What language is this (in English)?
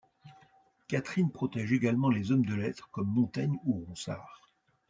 French